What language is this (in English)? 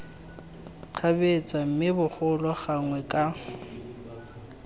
Tswana